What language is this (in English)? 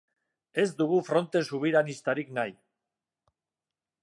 Basque